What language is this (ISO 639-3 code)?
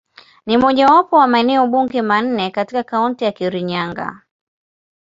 swa